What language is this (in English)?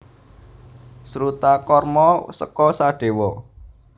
Javanese